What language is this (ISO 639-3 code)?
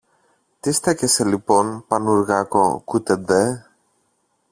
ell